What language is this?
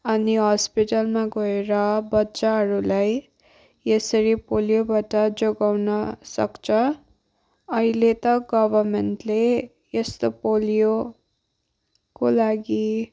Nepali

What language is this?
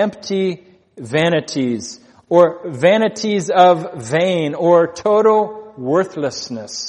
English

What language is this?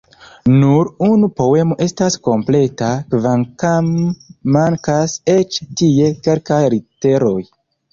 Esperanto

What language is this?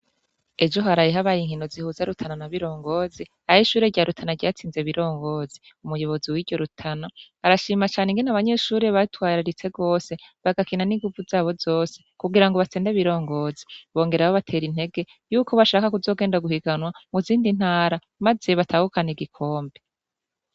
Rundi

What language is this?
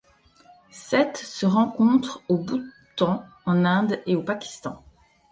French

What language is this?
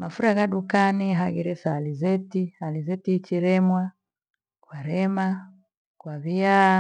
Gweno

